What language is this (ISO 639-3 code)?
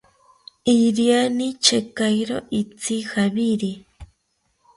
cpy